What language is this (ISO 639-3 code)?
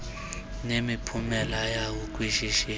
xho